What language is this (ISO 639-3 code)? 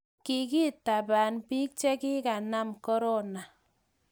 kln